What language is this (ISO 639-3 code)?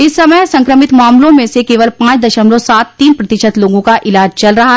hin